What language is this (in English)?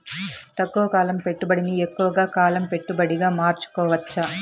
Telugu